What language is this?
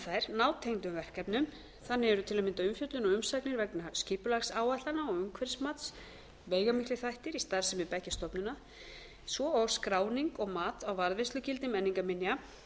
Icelandic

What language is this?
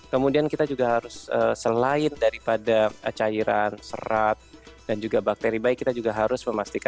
Indonesian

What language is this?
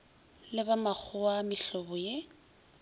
Northern Sotho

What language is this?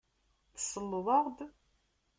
Kabyle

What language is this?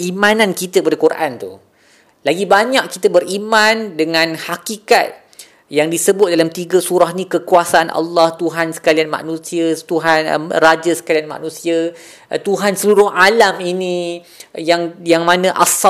Malay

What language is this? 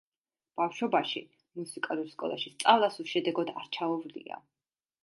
Georgian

